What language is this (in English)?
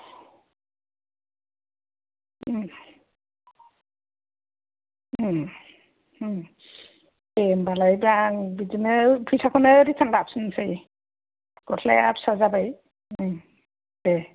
Bodo